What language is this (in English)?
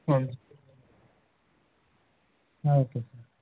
Kannada